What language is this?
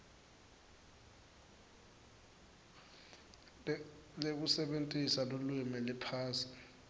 Swati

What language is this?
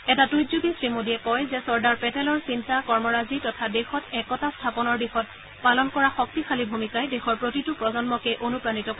Assamese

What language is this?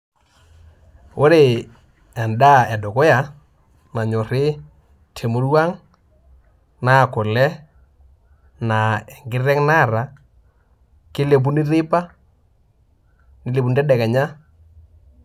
Masai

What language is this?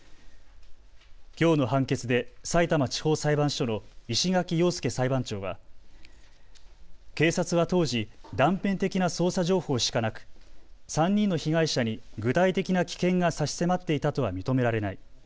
Japanese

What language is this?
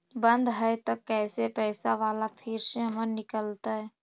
Magahi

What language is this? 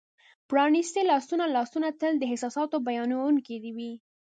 Pashto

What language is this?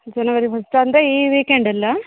Kannada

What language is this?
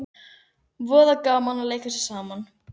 Icelandic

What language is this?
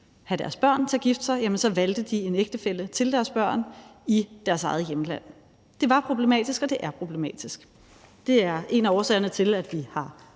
Danish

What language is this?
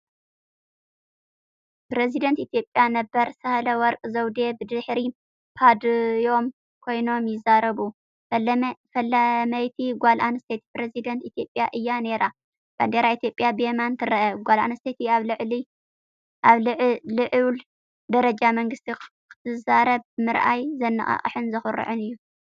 Tigrinya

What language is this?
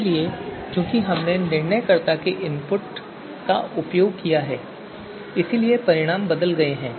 Hindi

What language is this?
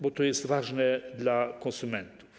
Polish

